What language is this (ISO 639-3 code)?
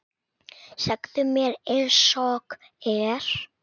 isl